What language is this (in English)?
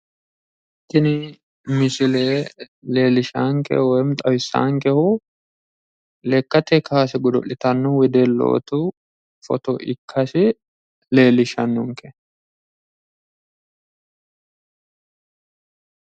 Sidamo